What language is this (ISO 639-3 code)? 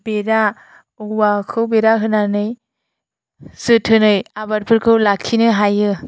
brx